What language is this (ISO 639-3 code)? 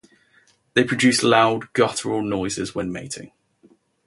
eng